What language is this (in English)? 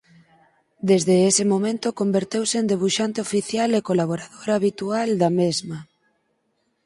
Galician